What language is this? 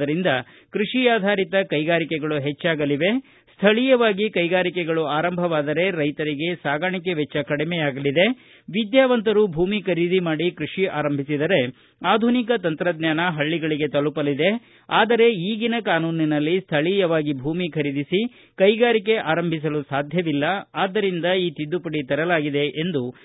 Kannada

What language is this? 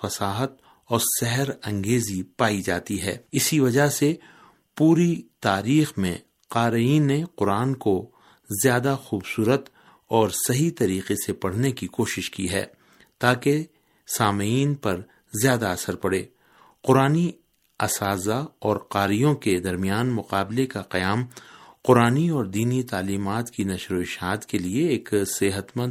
Urdu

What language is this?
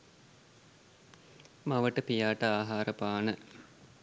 Sinhala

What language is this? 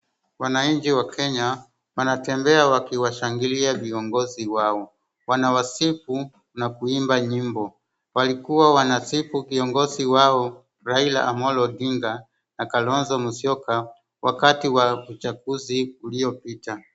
Swahili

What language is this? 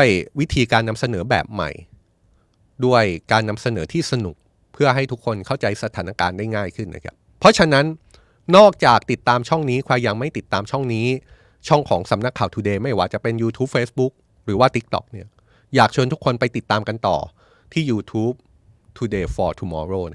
Thai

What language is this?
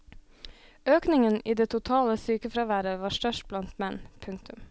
Norwegian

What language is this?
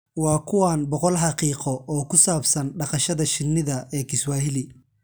Somali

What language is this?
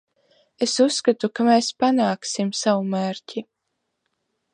Latvian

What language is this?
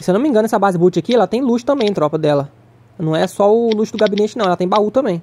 Portuguese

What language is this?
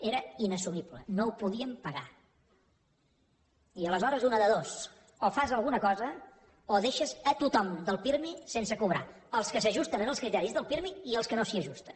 Catalan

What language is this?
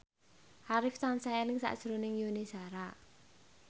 Javanese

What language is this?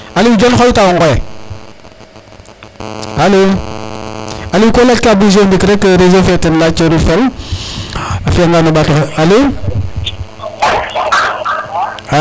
Serer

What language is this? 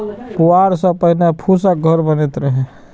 Maithili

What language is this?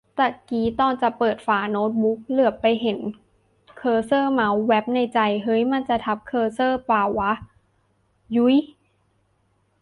Thai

